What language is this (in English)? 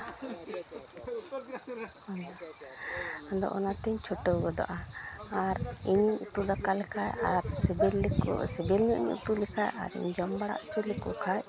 Santali